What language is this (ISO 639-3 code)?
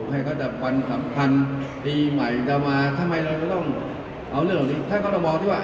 tha